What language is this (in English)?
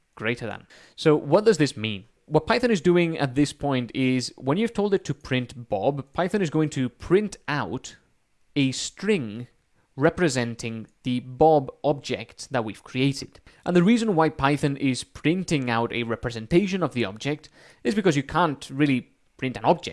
English